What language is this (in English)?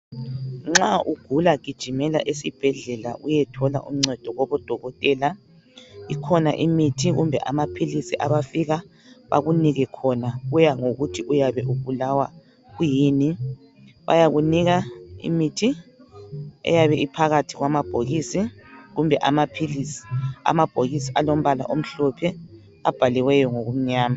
North Ndebele